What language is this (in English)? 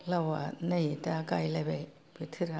Bodo